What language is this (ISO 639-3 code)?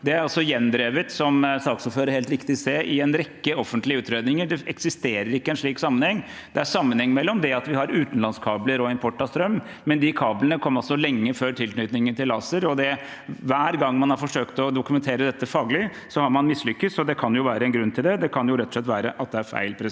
nor